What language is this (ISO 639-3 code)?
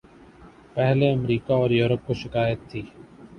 urd